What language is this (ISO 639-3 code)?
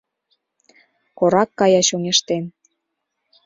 chm